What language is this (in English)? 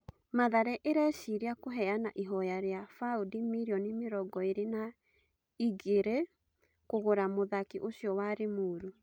Kikuyu